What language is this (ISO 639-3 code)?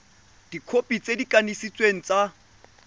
tsn